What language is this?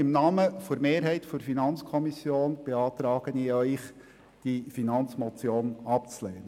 Swiss German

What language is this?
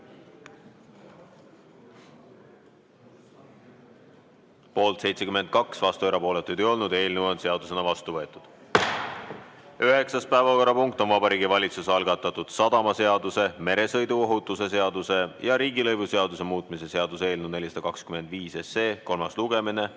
Estonian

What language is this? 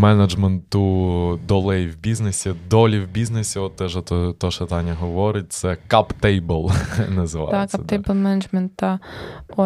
Ukrainian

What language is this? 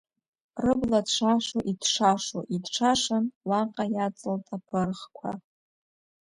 Abkhazian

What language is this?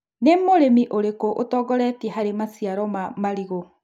Kikuyu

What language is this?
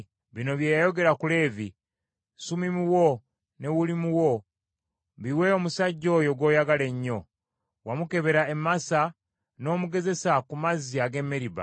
Ganda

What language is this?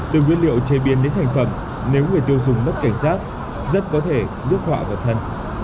Vietnamese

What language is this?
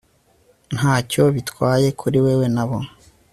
Kinyarwanda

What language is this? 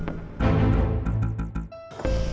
Indonesian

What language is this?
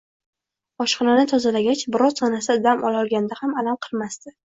Uzbek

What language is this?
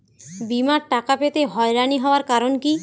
Bangla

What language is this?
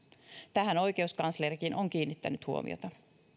Finnish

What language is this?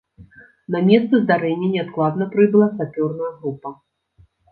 Belarusian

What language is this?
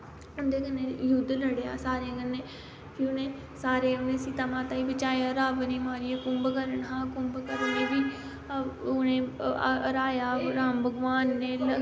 Dogri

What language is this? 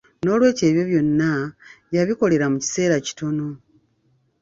Ganda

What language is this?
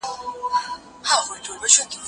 Pashto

